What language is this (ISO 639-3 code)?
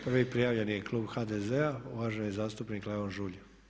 hrv